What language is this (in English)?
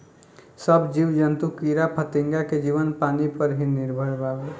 Bhojpuri